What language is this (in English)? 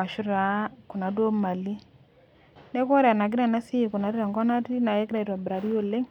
Masai